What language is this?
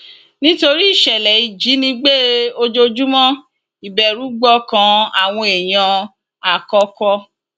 Yoruba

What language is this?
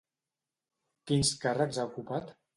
Catalan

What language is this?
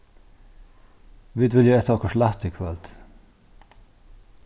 Faroese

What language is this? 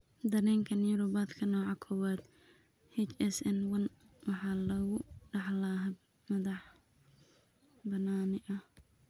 Somali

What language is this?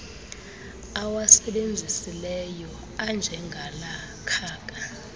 Xhosa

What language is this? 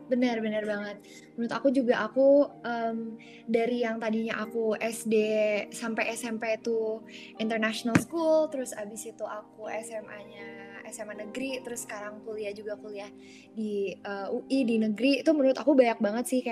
Indonesian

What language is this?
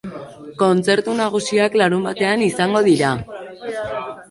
Basque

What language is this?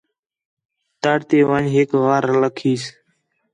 Khetrani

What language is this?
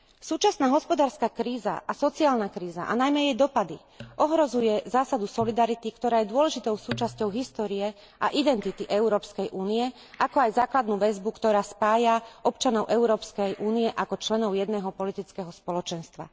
Slovak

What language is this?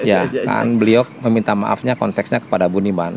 Indonesian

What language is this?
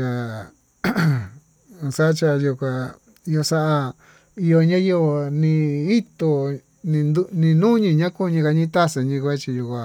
Tututepec Mixtec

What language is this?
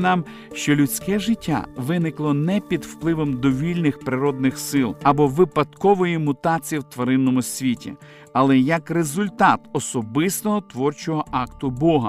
Ukrainian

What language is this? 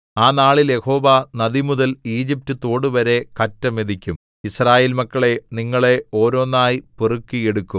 Malayalam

